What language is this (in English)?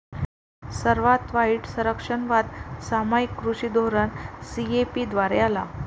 Marathi